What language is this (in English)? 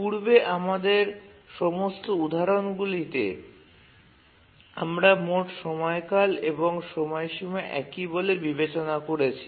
Bangla